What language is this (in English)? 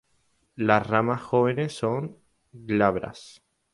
Spanish